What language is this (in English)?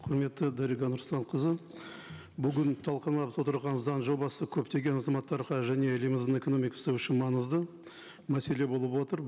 Kazakh